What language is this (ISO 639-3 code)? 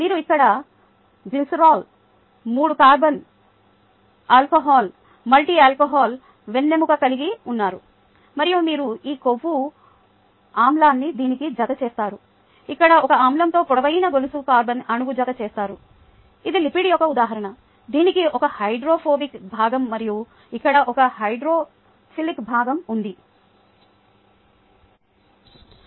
tel